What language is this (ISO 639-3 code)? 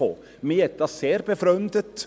gsw